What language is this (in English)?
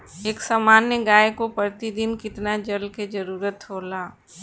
Bhojpuri